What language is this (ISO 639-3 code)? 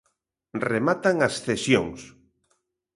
glg